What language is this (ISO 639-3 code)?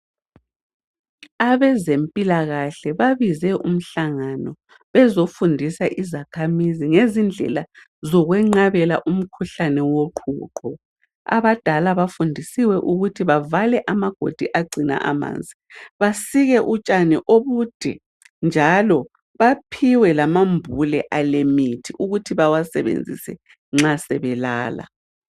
nde